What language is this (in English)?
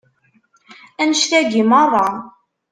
Kabyle